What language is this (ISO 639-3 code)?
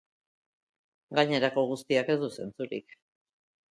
eus